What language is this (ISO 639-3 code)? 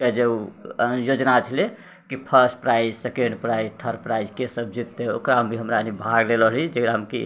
mai